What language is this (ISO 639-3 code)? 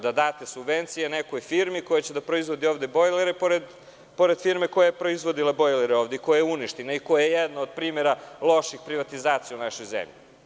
srp